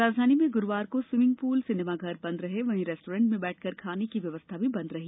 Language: Hindi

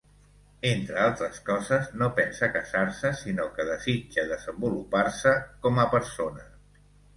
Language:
Catalan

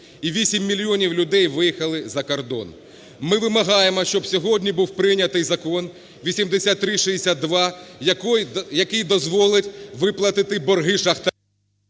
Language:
Ukrainian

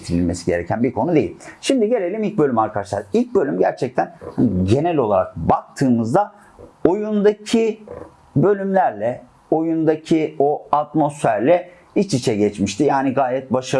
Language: Turkish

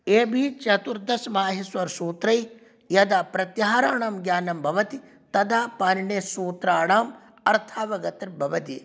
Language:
Sanskrit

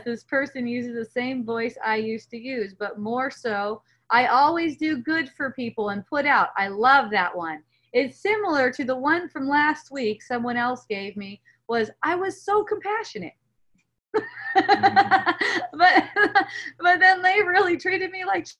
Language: English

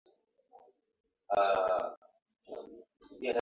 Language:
Swahili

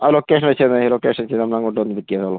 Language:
Malayalam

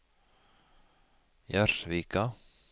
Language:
Norwegian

